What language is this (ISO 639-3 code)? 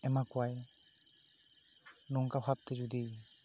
sat